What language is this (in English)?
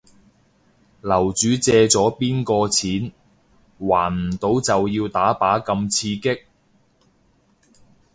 Cantonese